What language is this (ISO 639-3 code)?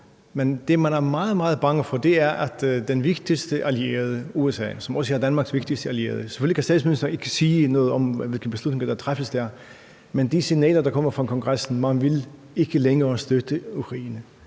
dan